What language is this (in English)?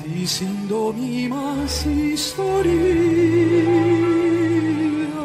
Greek